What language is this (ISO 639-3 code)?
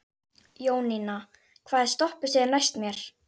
isl